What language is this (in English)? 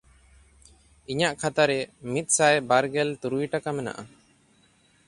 Santali